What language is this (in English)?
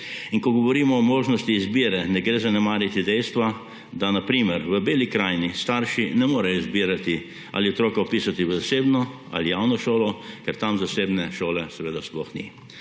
Slovenian